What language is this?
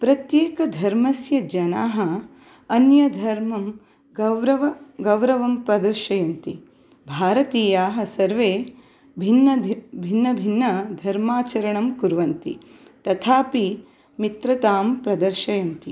Sanskrit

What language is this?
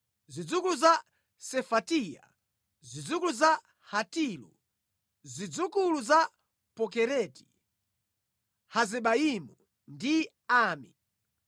Nyanja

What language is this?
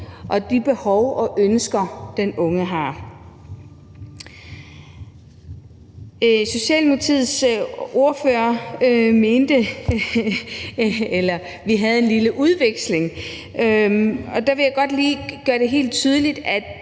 Danish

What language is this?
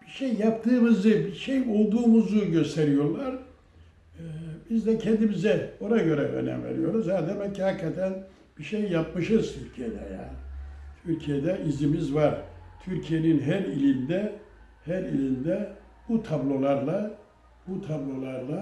Turkish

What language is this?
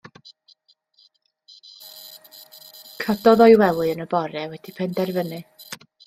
Welsh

